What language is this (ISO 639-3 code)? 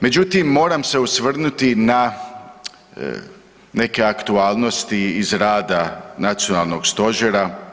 hrv